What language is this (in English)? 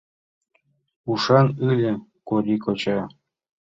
Mari